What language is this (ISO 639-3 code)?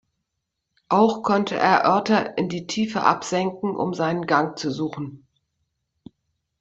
deu